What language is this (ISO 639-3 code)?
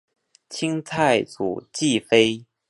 zho